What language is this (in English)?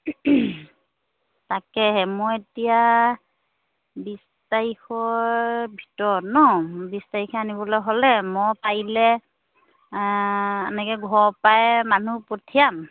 Assamese